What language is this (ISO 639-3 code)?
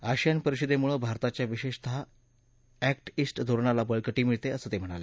mar